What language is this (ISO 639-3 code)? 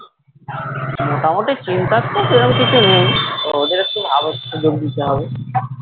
ben